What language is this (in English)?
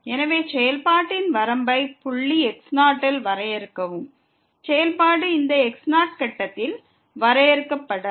Tamil